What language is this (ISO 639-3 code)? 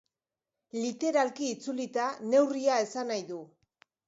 eus